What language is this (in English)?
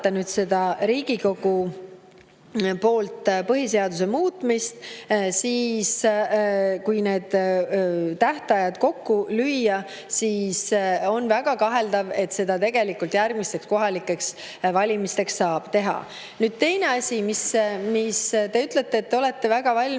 Estonian